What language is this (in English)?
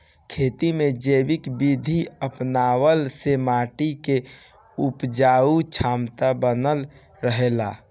Bhojpuri